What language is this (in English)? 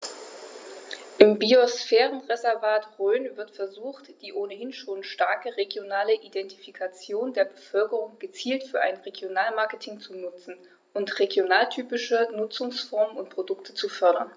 German